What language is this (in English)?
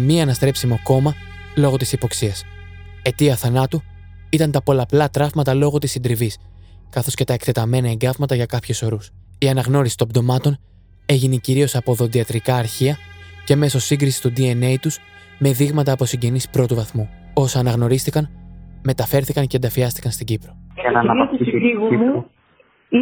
Greek